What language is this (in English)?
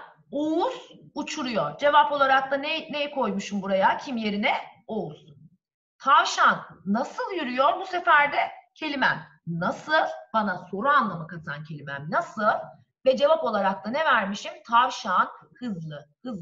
Turkish